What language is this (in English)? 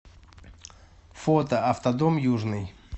Russian